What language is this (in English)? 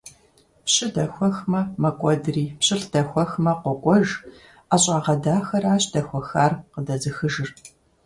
Kabardian